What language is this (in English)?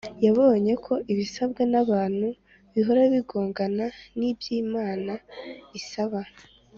Kinyarwanda